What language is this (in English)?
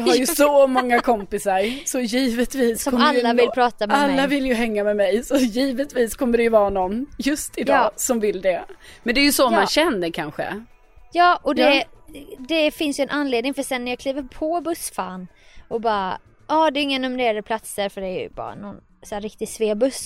Swedish